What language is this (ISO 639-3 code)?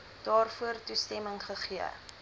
afr